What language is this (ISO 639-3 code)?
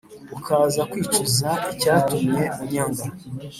kin